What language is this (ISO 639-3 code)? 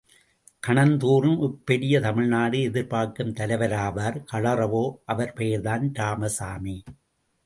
tam